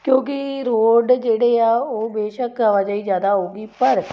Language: Punjabi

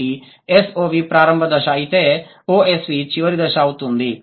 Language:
Telugu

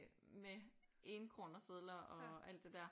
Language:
Danish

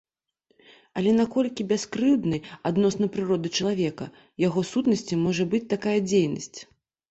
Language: Belarusian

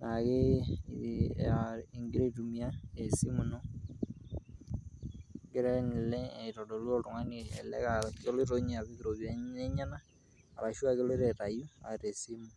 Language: Masai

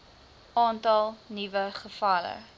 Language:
Afrikaans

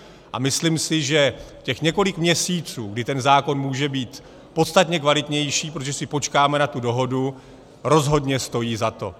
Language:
Czech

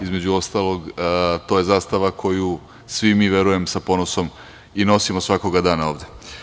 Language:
Serbian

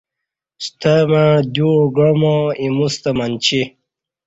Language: Kati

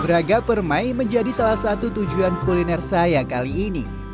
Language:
Indonesian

